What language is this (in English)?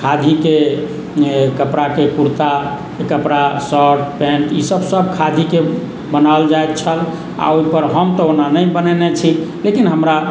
Maithili